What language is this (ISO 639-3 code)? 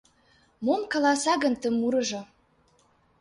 chm